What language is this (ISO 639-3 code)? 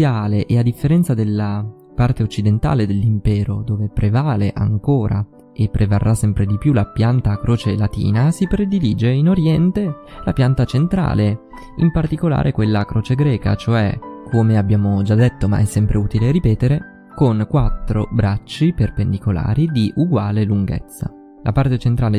ita